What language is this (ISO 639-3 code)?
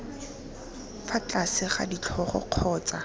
tsn